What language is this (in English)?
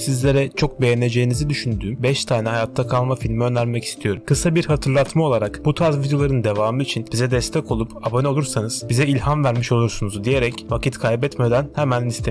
Turkish